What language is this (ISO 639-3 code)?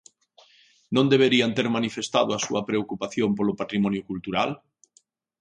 glg